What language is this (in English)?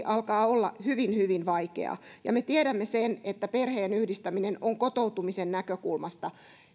Finnish